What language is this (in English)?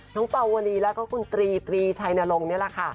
Thai